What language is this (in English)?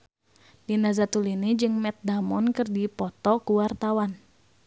Sundanese